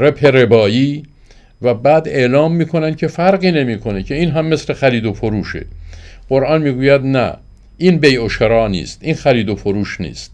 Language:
Persian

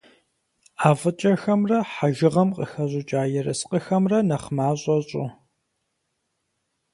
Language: Kabardian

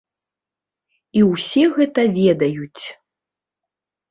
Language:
Belarusian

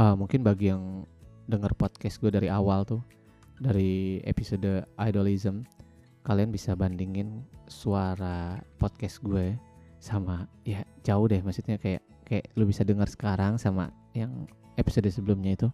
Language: Indonesian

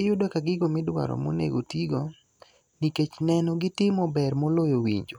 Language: Luo (Kenya and Tanzania)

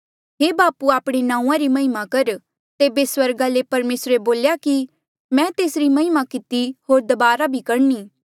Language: Mandeali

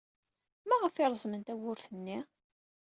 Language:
Kabyle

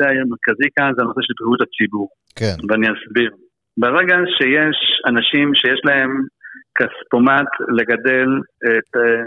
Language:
Hebrew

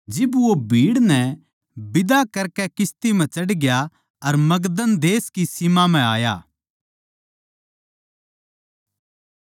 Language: Haryanvi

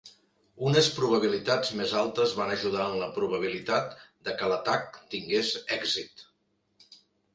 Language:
Catalan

